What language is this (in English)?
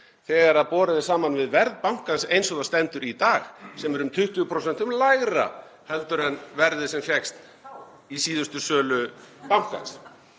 Icelandic